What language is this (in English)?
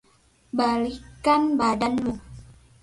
Indonesian